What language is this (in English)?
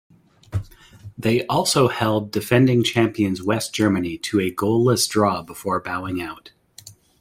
English